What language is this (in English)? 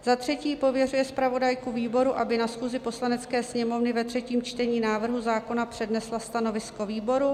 Czech